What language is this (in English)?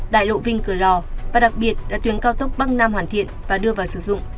Vietnamese